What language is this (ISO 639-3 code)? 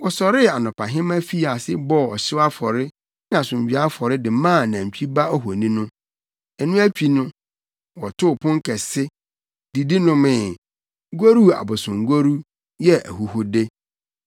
aka